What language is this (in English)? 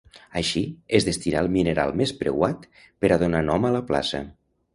Catalan